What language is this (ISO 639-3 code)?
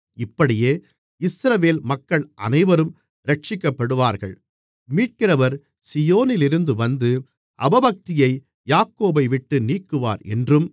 tam